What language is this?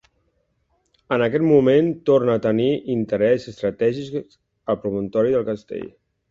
Catalan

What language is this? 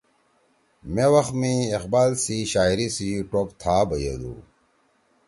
Torwali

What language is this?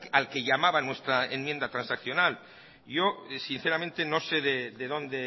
Spanish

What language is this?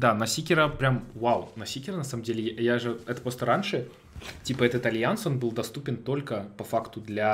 Russian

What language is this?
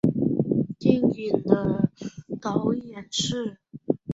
Chinese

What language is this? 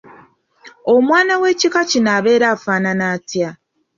Ganda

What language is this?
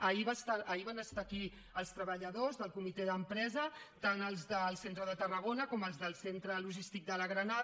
Catalan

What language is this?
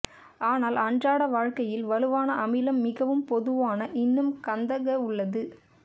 Tamil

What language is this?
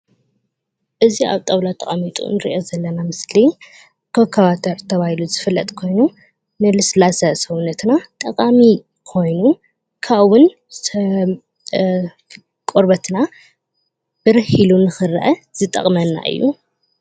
Tigrinya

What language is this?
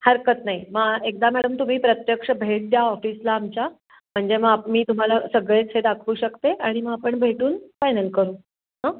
Marathi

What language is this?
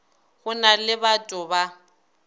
Northern Sotho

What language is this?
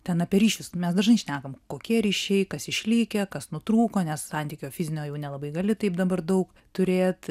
Lithuanian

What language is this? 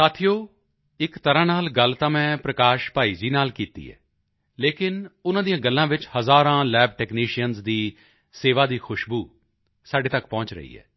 Punjabi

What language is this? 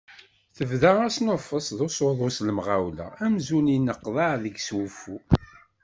Kabyle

